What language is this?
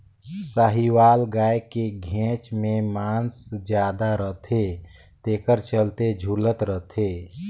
Chhattisgarhi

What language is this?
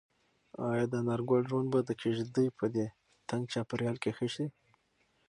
Pashto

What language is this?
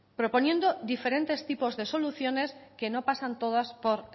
Spanish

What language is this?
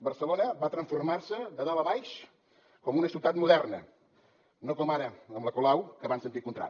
Catalan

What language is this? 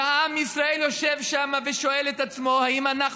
Hebrew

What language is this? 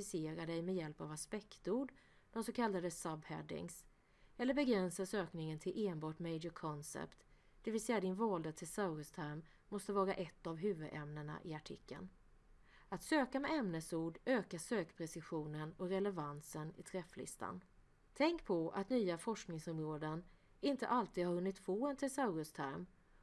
Swedish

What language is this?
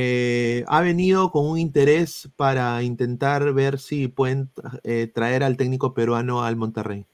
Spanish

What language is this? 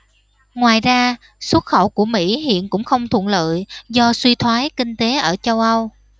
Vietnamese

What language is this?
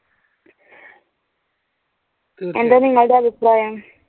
Malayalam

